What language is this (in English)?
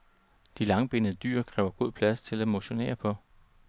Danish